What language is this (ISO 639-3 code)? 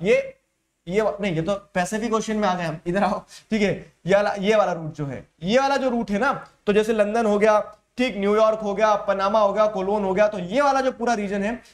hin